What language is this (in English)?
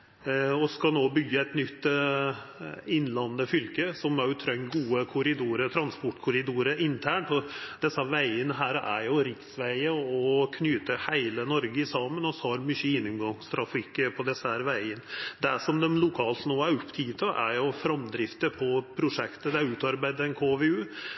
Norwegian Nynorsk